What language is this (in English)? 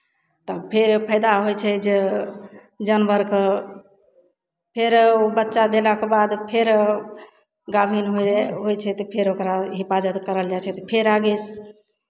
Maithili